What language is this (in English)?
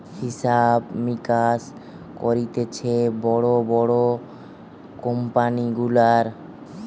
Bangla